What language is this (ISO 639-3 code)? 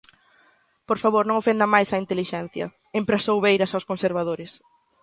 glg